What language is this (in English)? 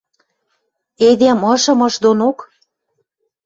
Western Mari